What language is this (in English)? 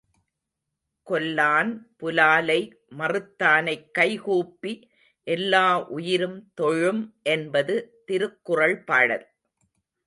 Tamil